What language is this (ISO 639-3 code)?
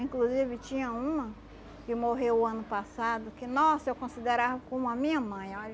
por